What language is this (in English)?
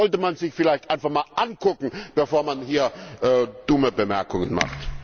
German